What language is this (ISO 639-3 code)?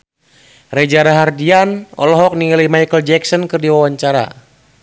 sun